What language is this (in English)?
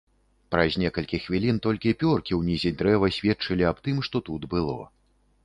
Belarusian